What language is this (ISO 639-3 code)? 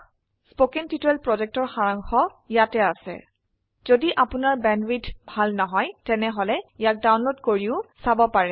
asm